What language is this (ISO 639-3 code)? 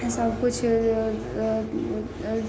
mai